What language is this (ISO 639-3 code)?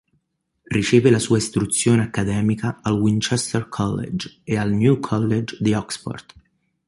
ita